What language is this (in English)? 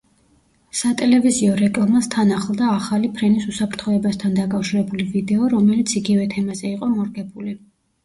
Georgian